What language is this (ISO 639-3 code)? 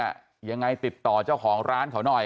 tha